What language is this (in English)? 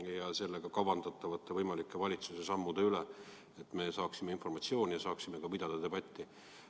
Estonian